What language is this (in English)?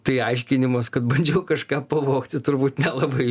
Lithuanian